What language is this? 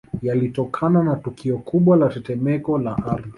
Swahili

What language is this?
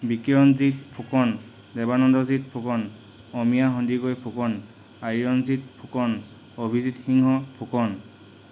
Assamese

